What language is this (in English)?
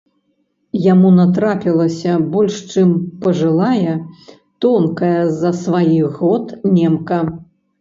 Belarusian